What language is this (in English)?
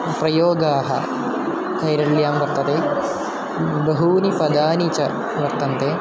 Sanskrit